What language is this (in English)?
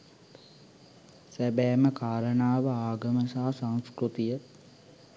Sinhala